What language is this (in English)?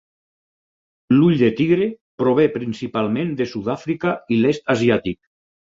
Catalan